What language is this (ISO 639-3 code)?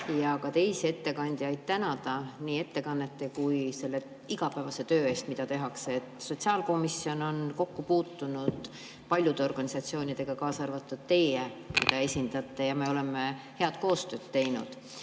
est